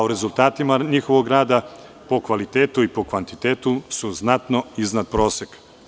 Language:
Serbian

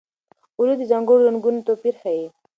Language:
Pashto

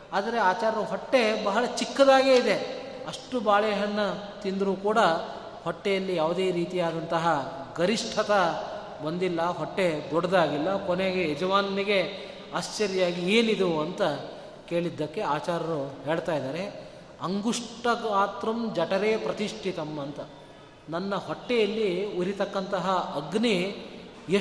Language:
Kannada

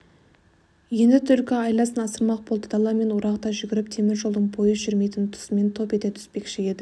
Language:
Kazakh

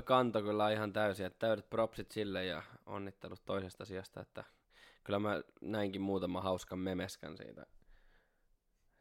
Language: Finnish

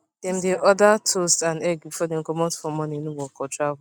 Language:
Nigerian Pidgin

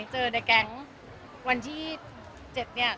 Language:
Thai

